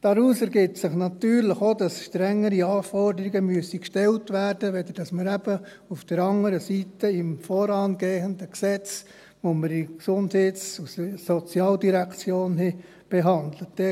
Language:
Swiss German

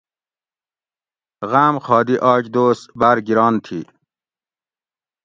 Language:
Gawri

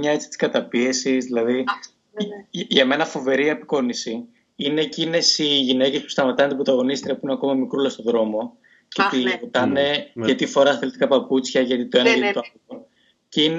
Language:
Greek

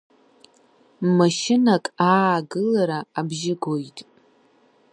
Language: Abkhazian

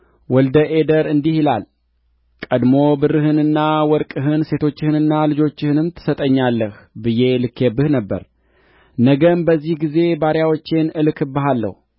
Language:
Amharic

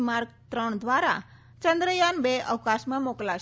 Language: Gujarati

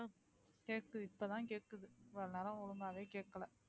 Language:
Tamil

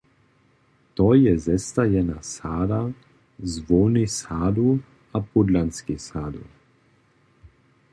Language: Upper Sorbian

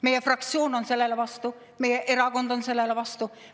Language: Estonian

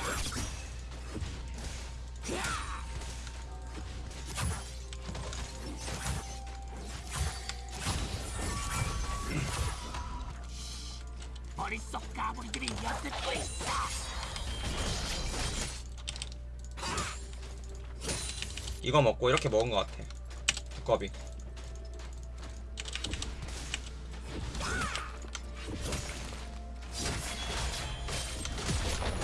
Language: Korean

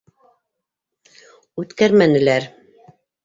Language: Bashkir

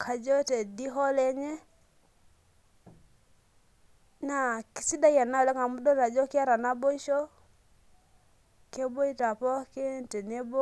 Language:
Masai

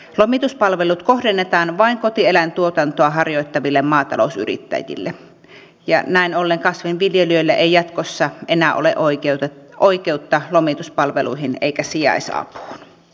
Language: Finnish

